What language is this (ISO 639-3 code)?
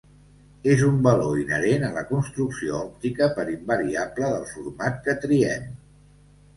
cat